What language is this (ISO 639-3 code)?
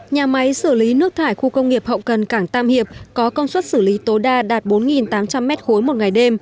vie